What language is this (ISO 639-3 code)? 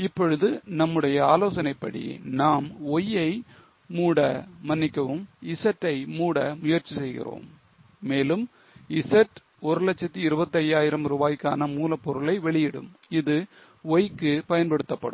tam